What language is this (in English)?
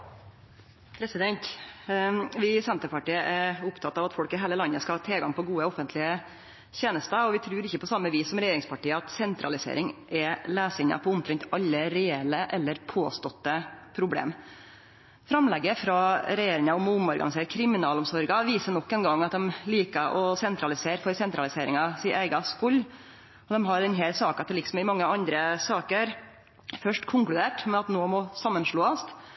Norwegian Nynorsk